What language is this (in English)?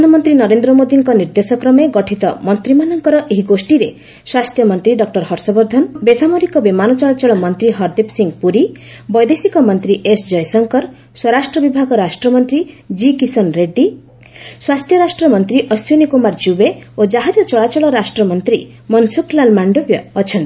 Odia